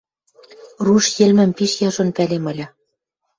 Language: Western Mari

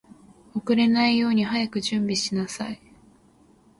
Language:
Japanese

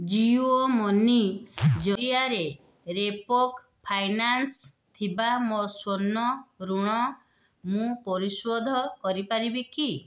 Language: Odia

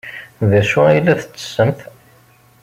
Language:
Kabyle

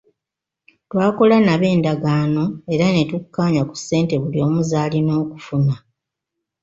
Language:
Ganda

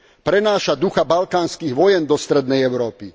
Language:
Slovak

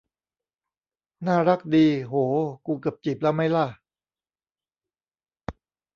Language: Thai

